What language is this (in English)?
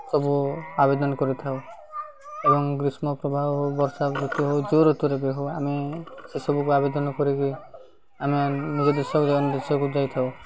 Odia